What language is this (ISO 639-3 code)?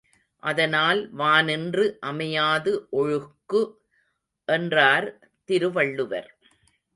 tam